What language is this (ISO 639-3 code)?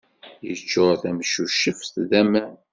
kab